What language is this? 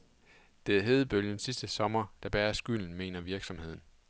Danish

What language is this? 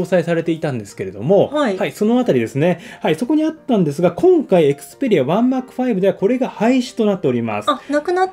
Japanese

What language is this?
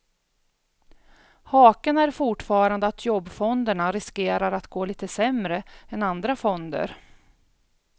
Swedish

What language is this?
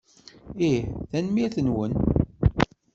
Kabyle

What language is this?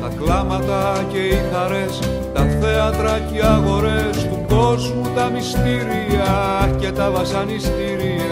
Greek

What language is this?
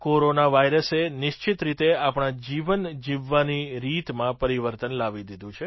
Gujarati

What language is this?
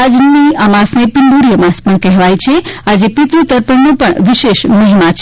Gujarati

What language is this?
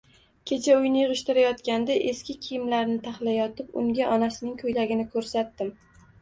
Uzbek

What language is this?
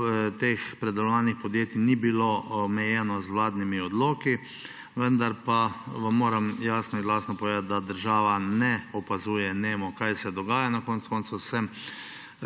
Slovenian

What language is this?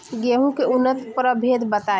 Bhojpuri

